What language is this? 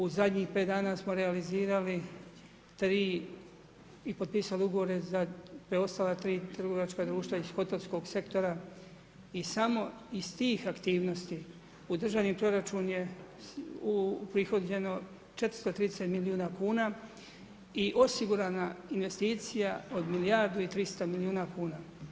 Croatian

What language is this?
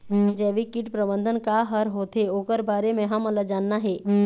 Chhattisgarhi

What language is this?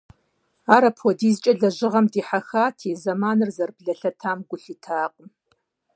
Kabardian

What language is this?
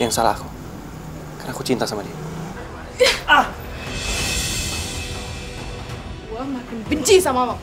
Indonesian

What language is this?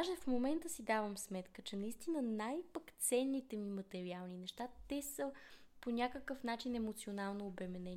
Bulgarian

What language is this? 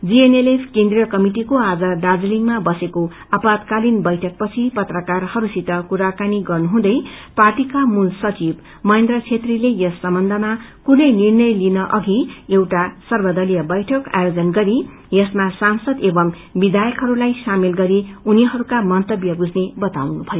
Nepali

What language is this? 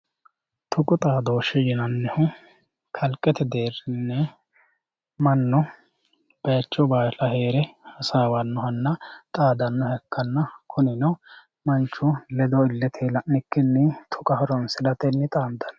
Sidamo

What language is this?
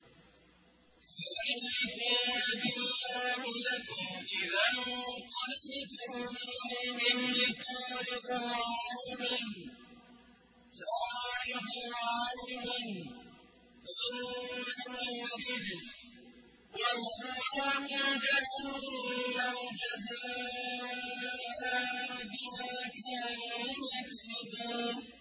Arabic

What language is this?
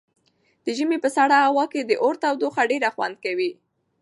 Pashto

